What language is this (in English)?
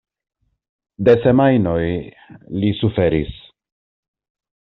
Esperanto